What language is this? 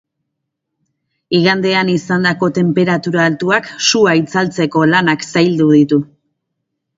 Basque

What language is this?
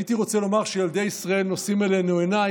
Hebrew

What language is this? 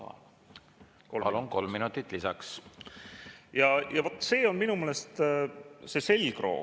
Estonian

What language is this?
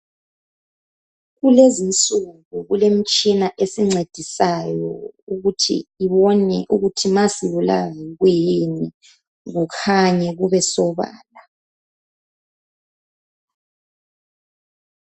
North Ndebele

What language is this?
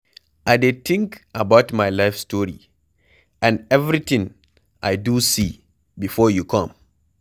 Nigerian Pidgin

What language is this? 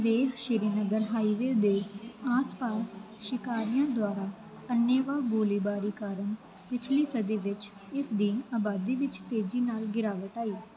Punjabi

